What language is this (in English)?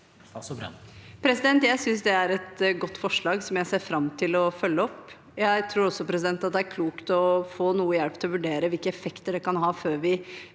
Norwegian